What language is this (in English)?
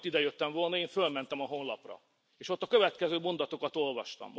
Hungarian